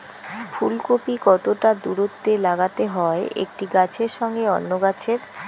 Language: Bangla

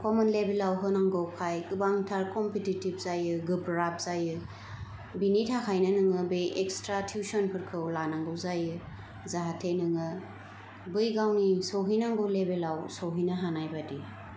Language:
Bodo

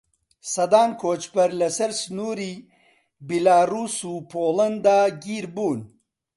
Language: Central Kurdish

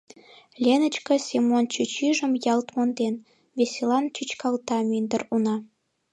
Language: Mari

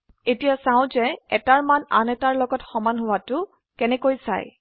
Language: Assamese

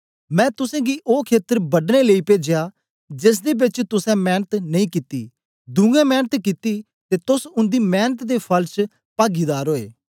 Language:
Dogri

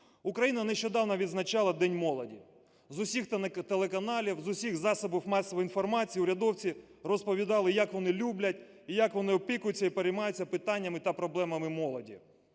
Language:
Ukrainian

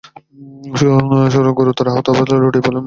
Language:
Bangla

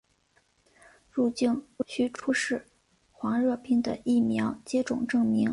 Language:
Chinese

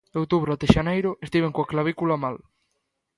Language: Galician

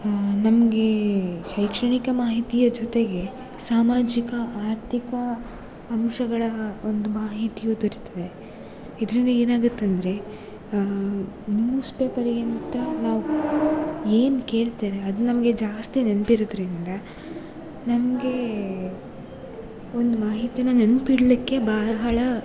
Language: Kannada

